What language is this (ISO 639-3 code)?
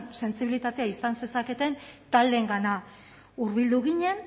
eus